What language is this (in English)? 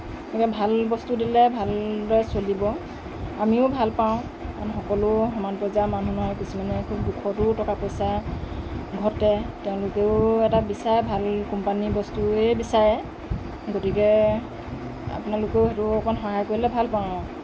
Assamese